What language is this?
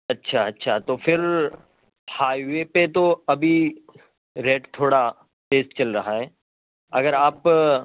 Urdu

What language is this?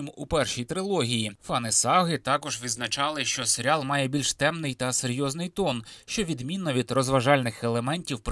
Ukrainian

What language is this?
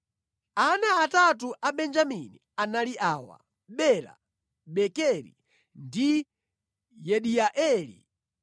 Nyanja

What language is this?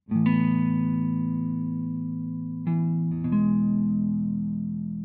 Indonesian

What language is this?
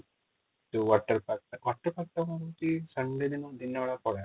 Odia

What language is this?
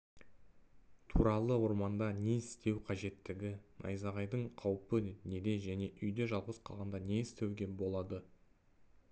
Kazakh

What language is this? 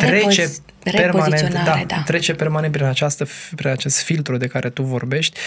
Romanian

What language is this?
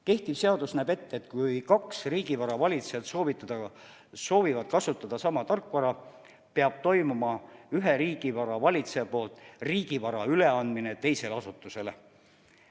Estonian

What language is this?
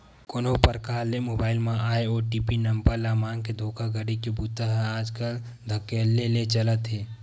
Chhattisgarhi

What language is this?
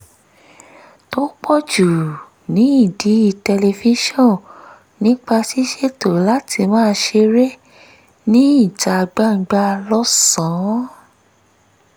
Yoruba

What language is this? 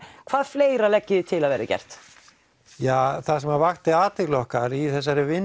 Icelandic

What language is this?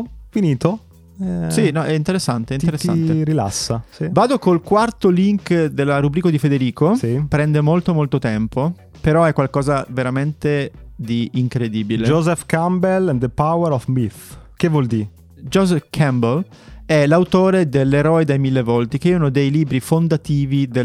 Italian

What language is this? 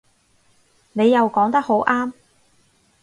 Cantonese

